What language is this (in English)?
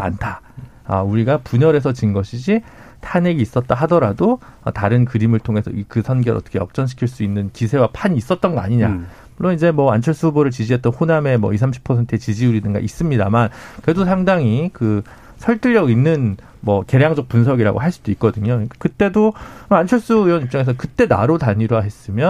Korean